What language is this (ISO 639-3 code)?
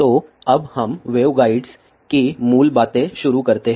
hin